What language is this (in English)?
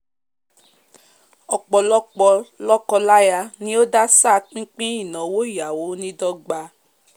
Yoruba